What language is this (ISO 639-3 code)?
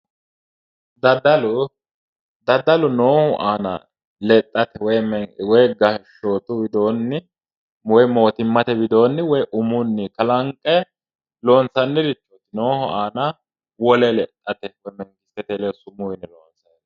sid